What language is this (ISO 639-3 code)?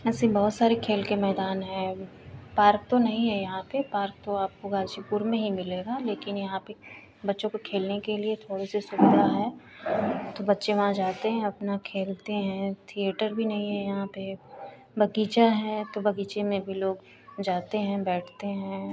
hin